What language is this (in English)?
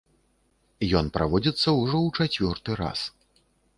Belarusian